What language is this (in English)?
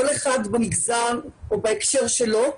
Hebrew